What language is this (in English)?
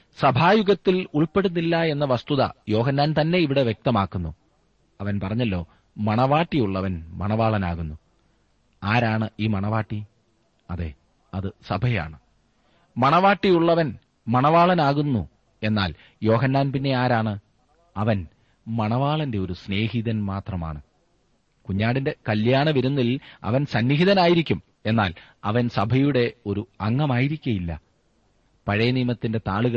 Malayalam